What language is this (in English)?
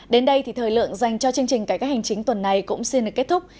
Vietnamese